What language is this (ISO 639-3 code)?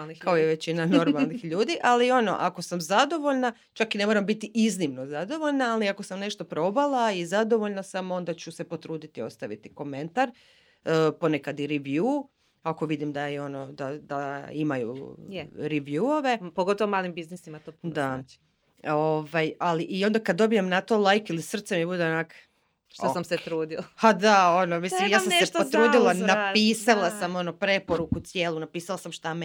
hrv